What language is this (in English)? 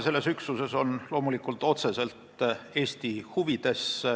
Estonian